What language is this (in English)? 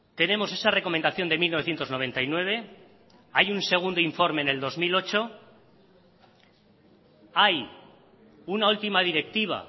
Spanish